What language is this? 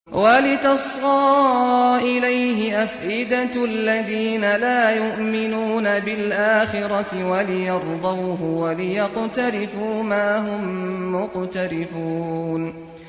Arabic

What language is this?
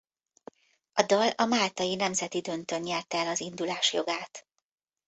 Hungarian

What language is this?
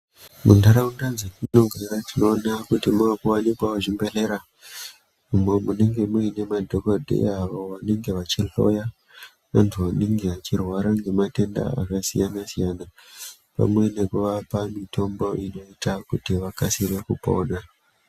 Ndau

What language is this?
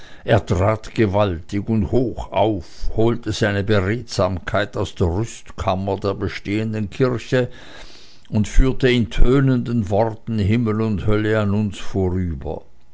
German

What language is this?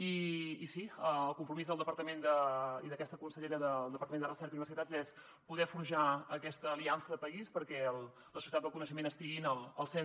Catalan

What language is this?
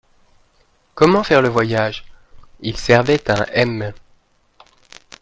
French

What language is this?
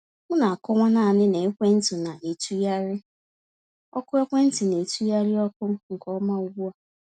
Igbo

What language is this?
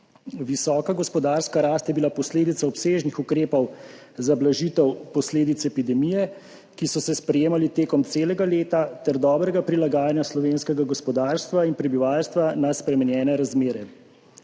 Slovenian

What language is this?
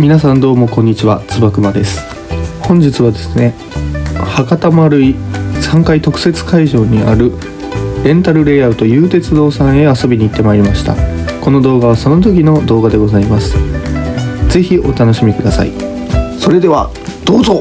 Japanese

